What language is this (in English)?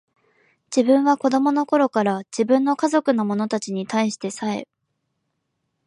Japanese